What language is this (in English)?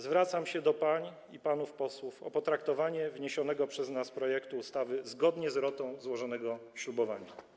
Polish